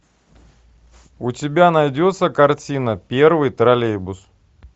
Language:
Russian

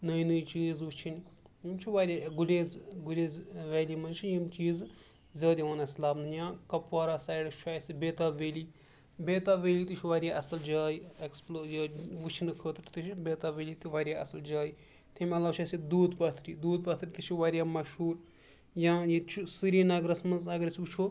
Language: Kashmiri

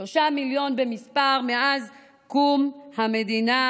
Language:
Hebrew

